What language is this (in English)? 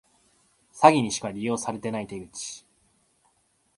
Japanese